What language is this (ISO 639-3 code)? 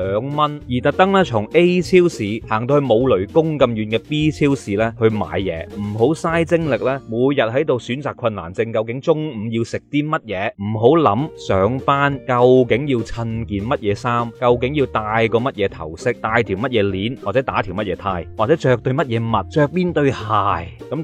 zho